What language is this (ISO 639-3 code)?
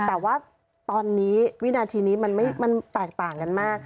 tha